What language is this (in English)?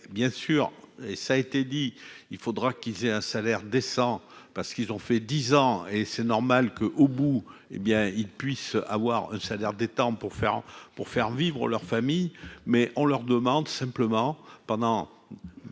French